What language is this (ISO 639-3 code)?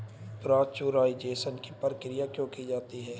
hin